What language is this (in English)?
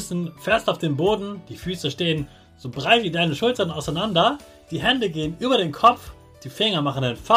German